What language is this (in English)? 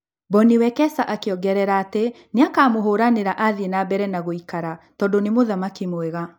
Kikuyu